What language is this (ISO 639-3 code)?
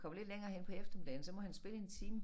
dan